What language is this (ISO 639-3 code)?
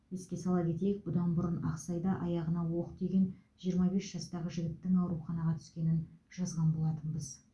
kaz